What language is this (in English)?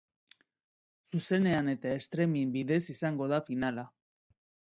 Basque